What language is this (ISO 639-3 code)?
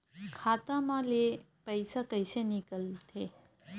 hne